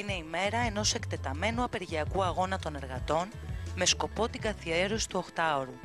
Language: Greek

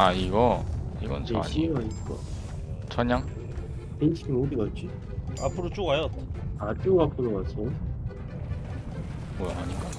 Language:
Korean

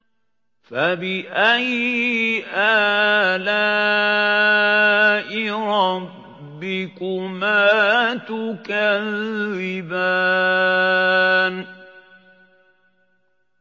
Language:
Arabic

